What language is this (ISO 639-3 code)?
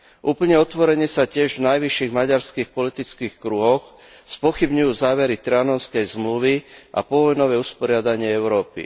slk